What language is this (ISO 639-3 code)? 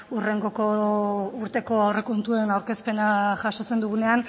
eus